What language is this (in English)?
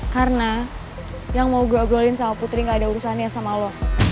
Indonesian